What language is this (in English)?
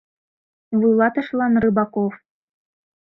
Mari